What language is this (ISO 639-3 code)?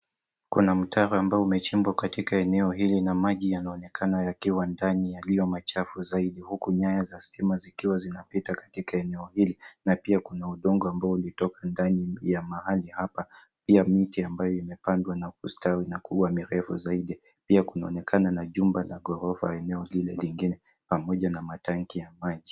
swa